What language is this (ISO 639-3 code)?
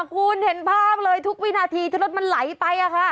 tha